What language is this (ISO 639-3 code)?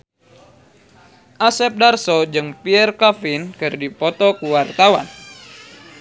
sun